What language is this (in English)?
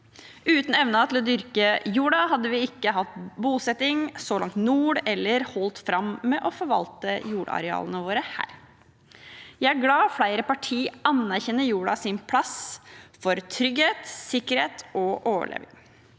Norwegian